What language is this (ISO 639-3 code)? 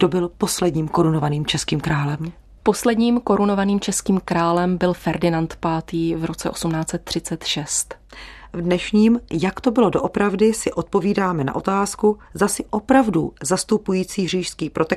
ces